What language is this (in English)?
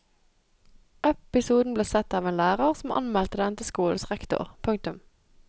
Norwegian